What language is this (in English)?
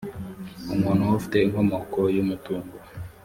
Kinyarwanda